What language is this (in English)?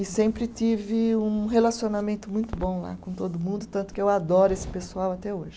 Portuguese